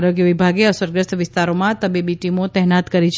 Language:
Gujarati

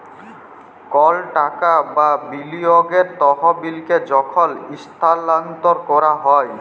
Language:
Bangla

